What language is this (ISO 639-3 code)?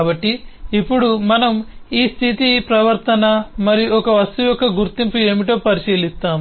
tel